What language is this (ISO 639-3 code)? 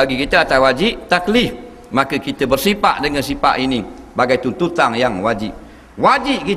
msa